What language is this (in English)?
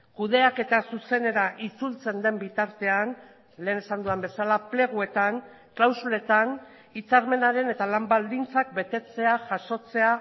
Basque